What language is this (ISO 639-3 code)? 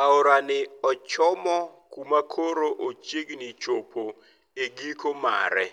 luo